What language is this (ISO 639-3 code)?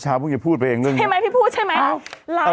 tha